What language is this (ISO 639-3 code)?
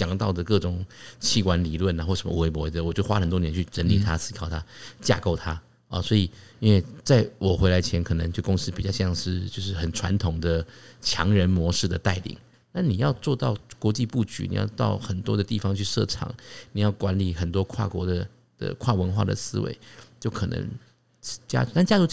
zho